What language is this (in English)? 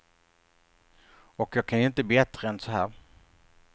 Swedish